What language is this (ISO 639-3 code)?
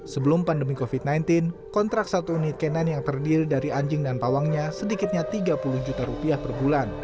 ind